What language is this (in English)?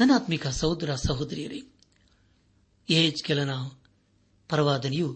Kannada